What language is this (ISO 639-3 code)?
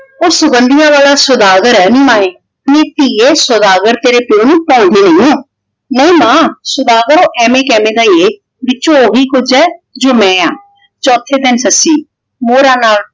pan